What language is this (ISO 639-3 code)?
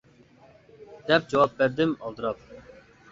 uig